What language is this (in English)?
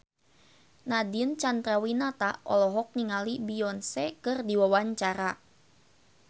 Sundanese